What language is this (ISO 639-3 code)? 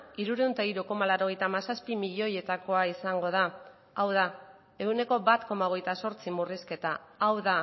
eus